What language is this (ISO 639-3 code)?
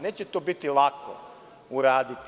srp